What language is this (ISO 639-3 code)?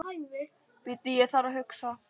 isl